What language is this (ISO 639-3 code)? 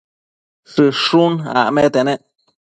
mcf